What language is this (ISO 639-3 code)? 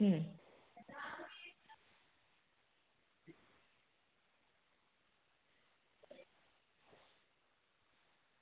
guj